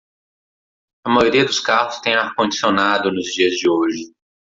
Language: Portuguese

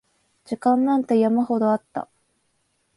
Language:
Japanese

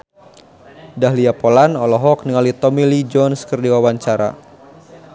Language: Sundanese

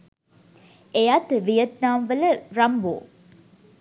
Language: Sinhala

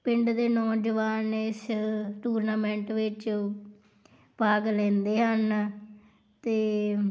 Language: Punjabi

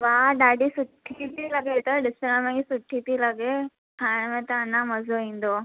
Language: Sindhi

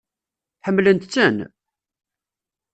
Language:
Kabyle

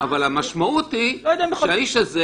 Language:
Hebrew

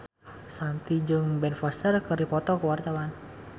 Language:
Sundanese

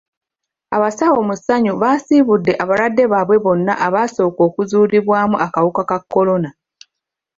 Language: Ganda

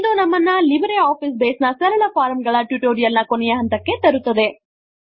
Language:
Kannada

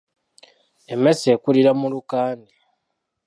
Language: Ganda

